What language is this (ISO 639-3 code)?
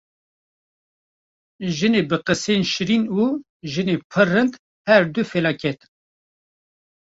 kur